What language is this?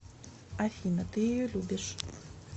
Russian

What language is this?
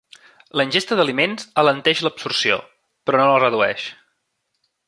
Catalan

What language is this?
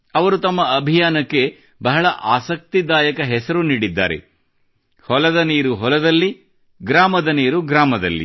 Kannada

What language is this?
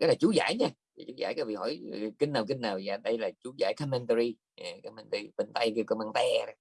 Vietnamese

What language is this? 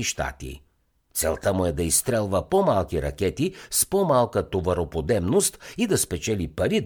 Bulgarian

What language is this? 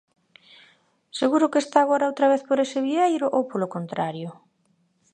Galician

